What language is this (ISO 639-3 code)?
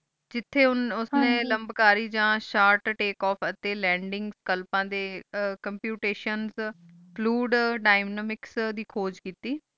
pan